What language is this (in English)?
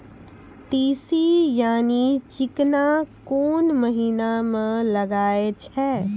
Maithili